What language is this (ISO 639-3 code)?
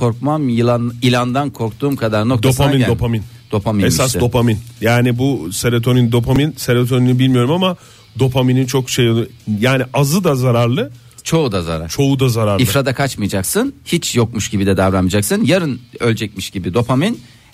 tur